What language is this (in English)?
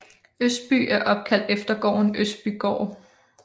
Danish